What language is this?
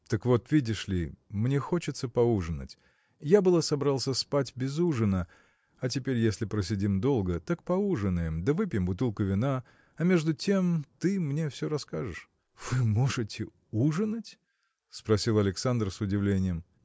Russian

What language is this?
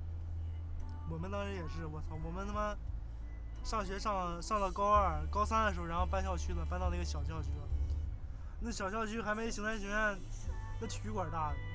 Chinese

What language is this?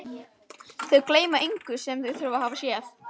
Icelandic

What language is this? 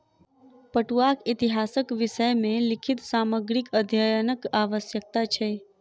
Maithili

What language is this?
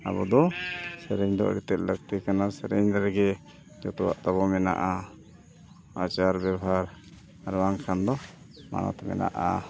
Santali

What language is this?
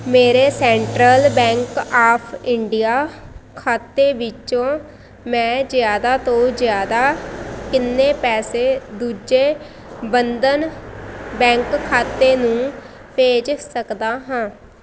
Punjabi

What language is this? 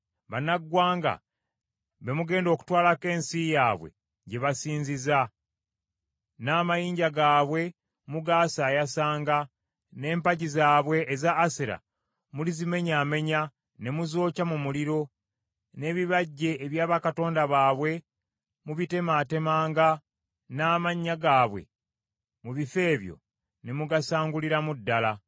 Ganda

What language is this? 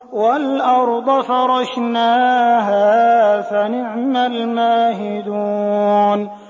Arabic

